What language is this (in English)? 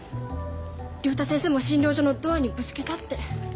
Japanese